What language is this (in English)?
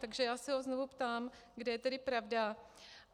Czech